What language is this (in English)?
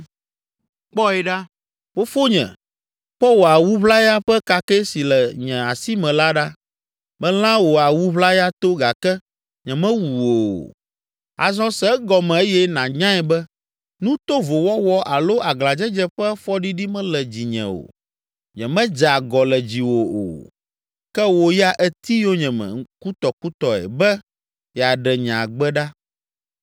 Ewe